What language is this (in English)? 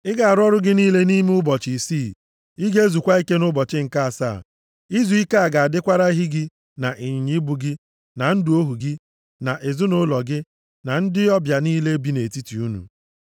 Igbo